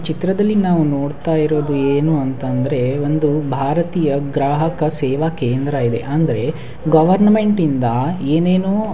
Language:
Kannada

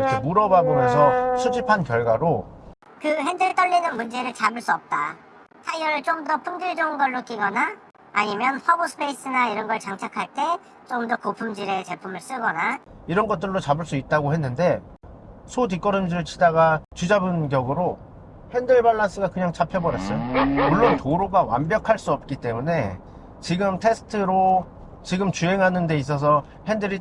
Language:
Korean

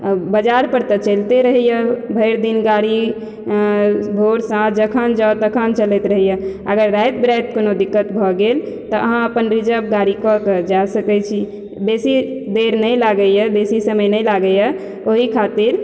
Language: Maithili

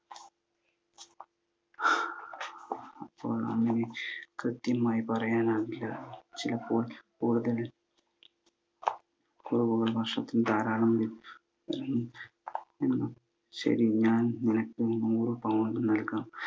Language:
Malayalam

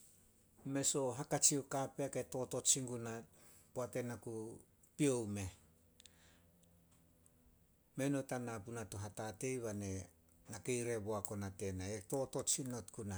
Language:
Solos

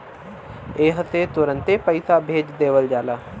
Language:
Bhojpuri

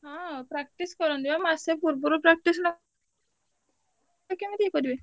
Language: Odia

